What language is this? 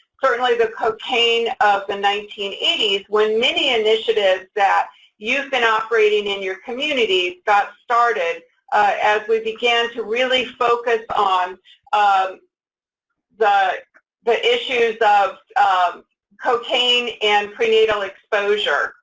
English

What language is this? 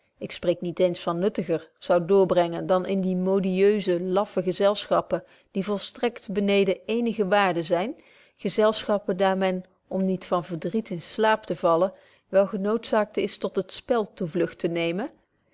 Dutch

